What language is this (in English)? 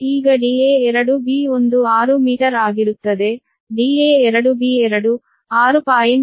Kannada